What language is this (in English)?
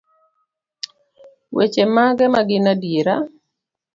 Luo (Kenya and Tanzania)